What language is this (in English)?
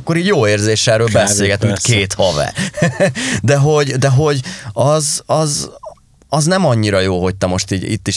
Hungarian